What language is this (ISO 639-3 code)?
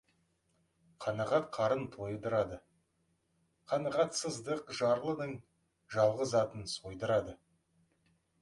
kaz